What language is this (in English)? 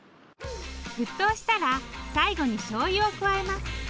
Japanese